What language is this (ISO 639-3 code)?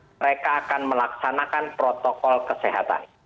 ind